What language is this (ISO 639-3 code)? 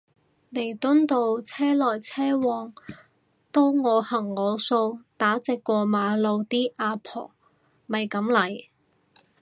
yue